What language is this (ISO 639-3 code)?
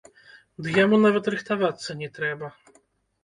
bel